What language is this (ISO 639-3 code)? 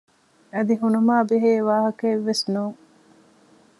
div